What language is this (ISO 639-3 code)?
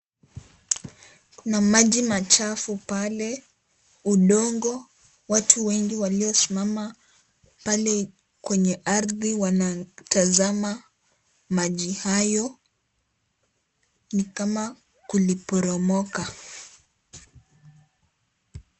swa